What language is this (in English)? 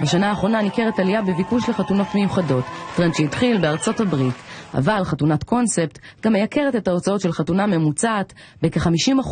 Hebrew